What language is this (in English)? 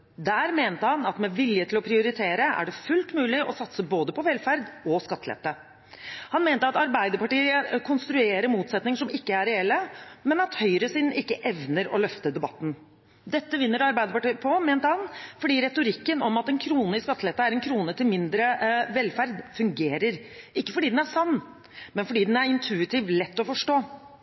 Norwegian Bokmål